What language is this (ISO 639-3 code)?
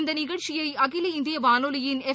tam